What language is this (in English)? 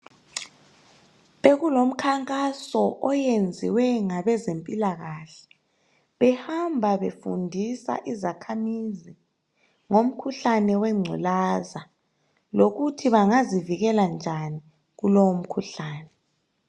North Ndebele